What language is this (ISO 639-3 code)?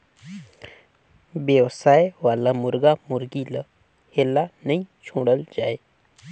hne